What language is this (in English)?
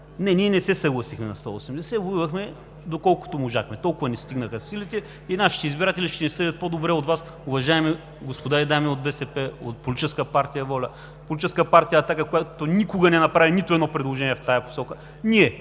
Bulgarian